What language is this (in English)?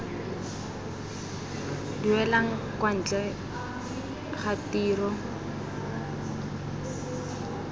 Tswana